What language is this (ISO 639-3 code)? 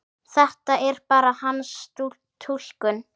isl